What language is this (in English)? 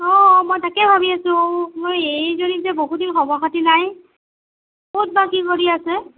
Assamese